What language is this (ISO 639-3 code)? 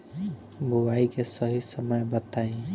bho